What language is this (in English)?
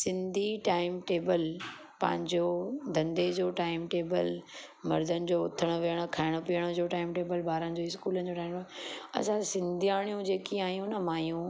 Sindhi